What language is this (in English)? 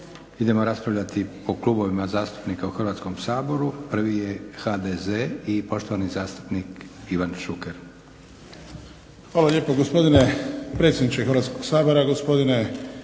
Croatian